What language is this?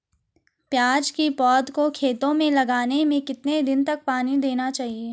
Hindi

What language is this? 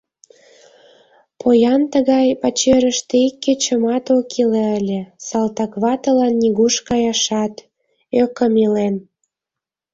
Mari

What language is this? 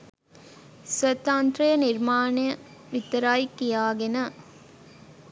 Sinhala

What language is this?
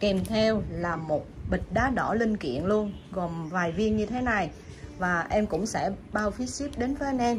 Vietnamese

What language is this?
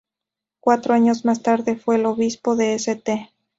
Spanish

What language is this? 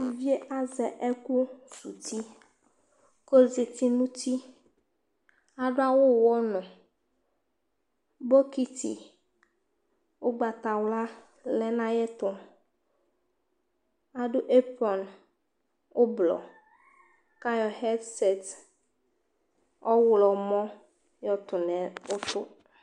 Ikposo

